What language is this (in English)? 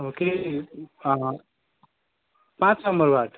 Nepali